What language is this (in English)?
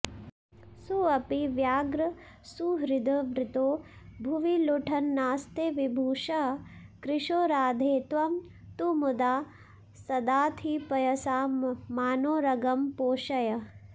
Sanskrit